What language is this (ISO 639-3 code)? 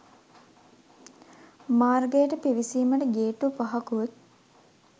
sin